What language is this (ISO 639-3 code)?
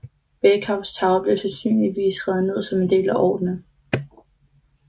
dan